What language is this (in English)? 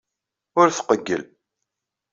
Kabyle